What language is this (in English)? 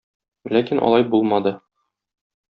Tatar